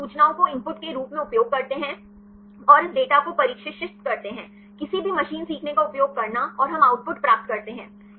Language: Hindi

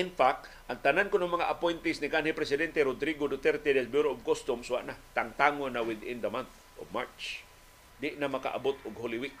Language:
Filipino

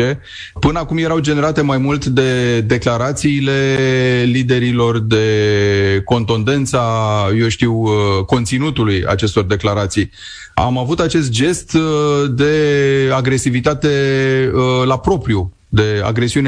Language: Romanian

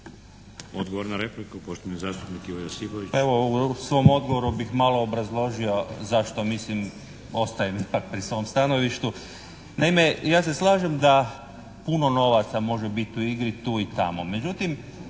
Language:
Croatian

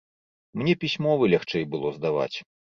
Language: Belarusian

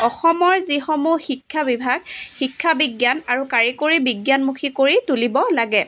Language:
Assamese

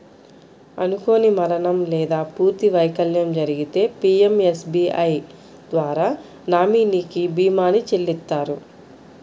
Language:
Telugu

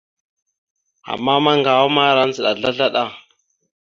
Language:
Mada (Cameroon)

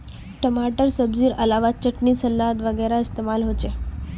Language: Magahi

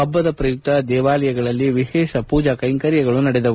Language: Kannada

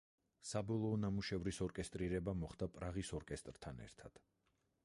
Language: Georgian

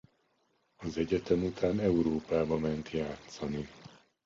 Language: Hungarian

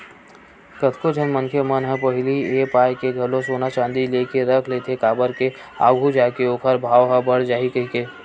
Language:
Chhattisgarhi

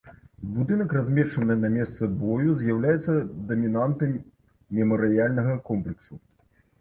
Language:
Belarusian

